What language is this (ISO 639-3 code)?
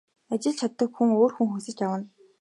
mon